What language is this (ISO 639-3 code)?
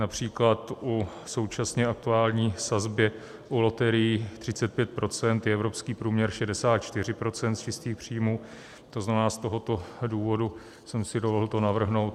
ces